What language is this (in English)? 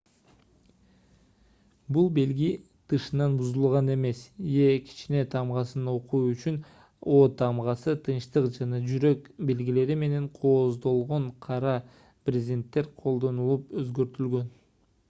Kyrgyz